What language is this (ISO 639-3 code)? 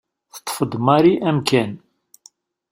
kab